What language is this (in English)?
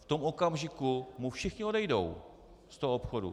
Czech